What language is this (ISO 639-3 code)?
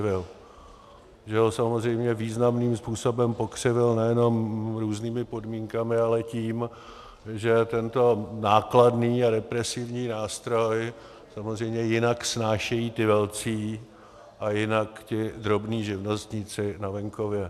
ces